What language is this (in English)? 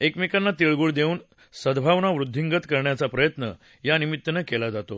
Marathi